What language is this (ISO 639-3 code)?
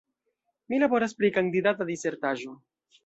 epo